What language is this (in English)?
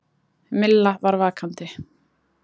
Icelandic